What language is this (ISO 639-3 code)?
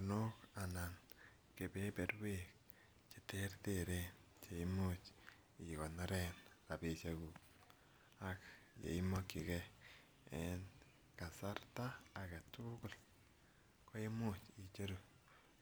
kln